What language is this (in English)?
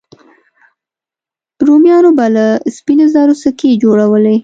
Pashto